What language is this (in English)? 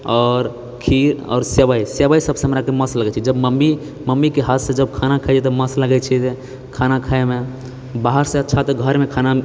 Maithili